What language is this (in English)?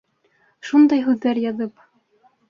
Bashkir